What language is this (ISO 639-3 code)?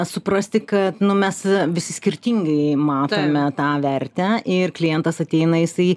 lit